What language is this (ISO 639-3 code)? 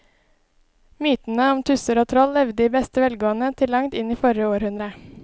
nor